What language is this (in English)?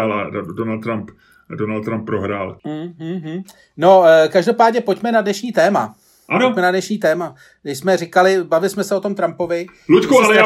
Czech